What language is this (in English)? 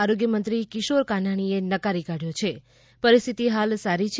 Gujarati